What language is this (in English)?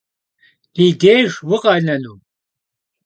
Kabardian